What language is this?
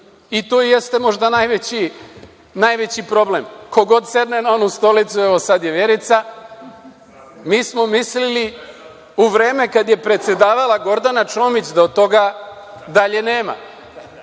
Serbian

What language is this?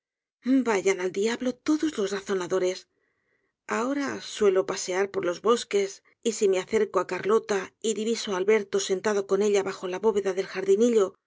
Spanish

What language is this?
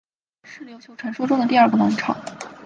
Chinese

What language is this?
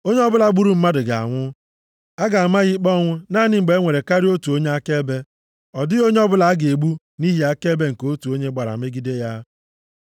Igbo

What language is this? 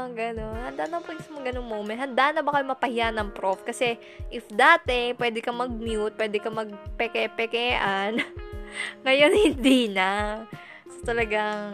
Filipino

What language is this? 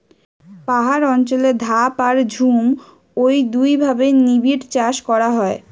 Bangla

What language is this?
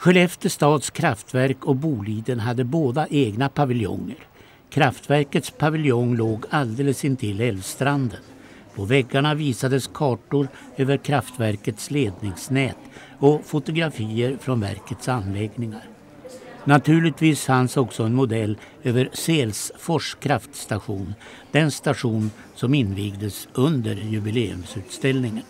Swedish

